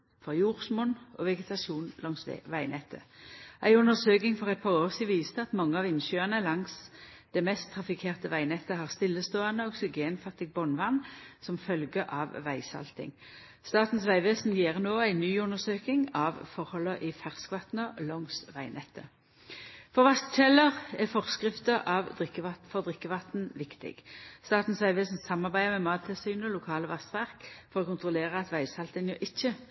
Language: Norwegian Nynorsk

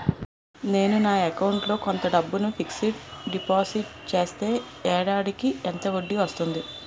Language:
Telugu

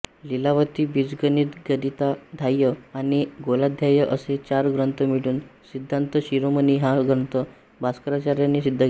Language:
Marathi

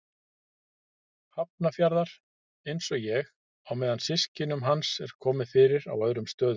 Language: Icelandic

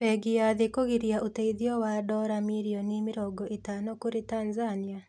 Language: Kikuyu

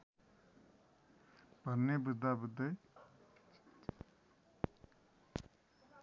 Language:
Nepali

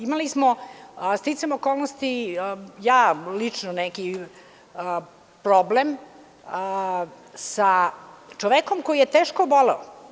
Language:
Serbian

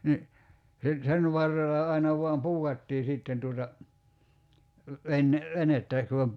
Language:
Finnish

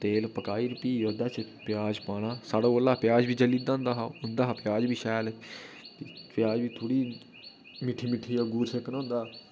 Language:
Dogri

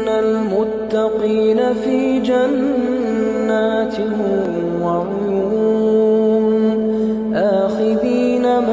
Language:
Arabic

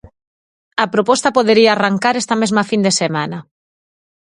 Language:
Galician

